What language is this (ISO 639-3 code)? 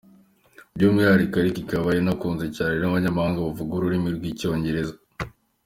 kin